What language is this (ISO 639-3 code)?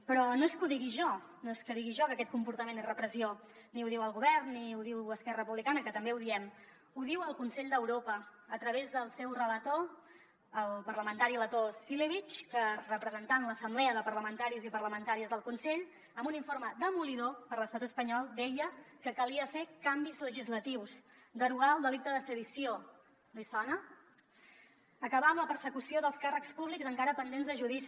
cat